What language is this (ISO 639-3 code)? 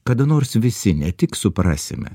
lit